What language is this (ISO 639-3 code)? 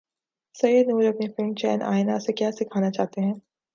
urd